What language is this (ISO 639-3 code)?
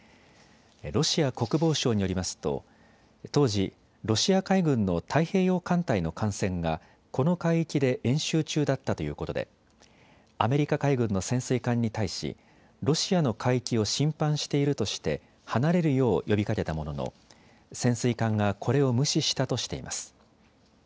jpn